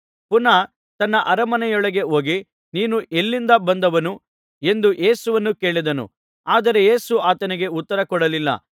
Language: Kannada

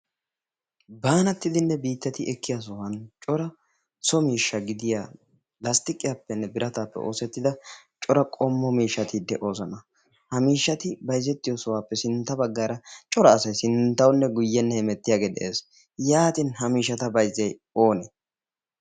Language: Wolaytta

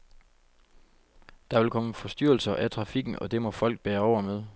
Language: Danish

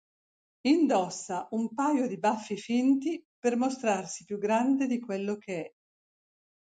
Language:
Italian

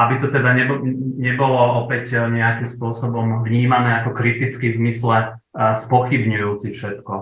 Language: Slovak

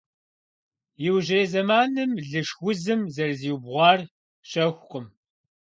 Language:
Kabardian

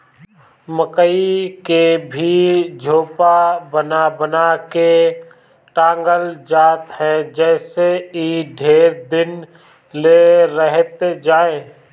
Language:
Bhojpuri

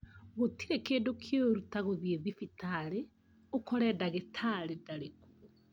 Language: Kikuyu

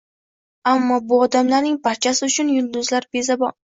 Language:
Uzbek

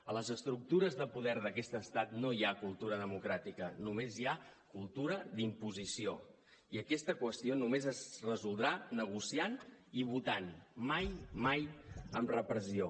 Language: Catalan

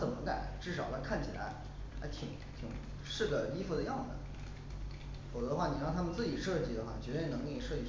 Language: Chinese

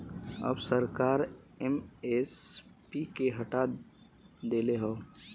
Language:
Bhojpuri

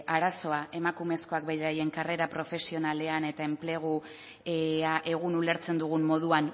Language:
Basque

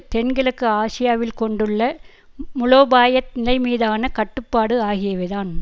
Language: Tamil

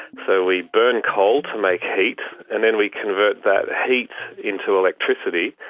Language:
English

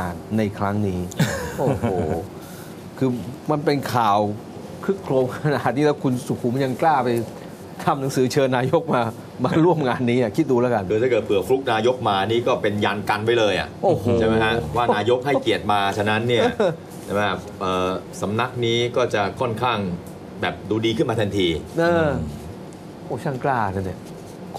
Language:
Thai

